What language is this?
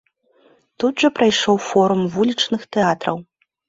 Belarusian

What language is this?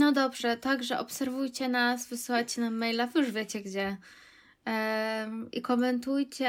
Polish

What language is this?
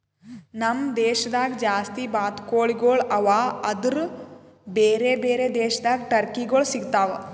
Kannada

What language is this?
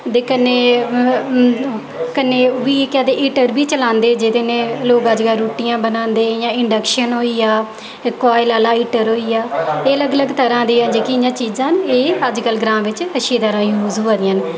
Dogri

